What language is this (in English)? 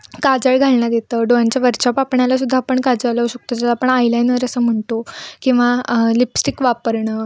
Marathi